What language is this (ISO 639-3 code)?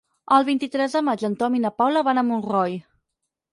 cat